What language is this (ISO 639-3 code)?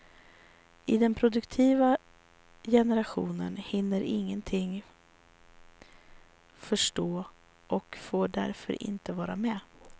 swe